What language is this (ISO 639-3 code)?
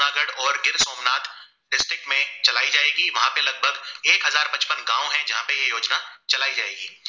guj